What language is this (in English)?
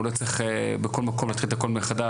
Hebrew